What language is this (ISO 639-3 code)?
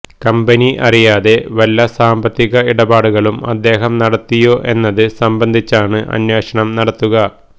mal